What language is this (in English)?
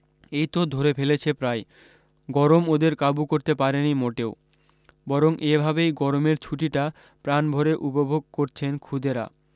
Bangla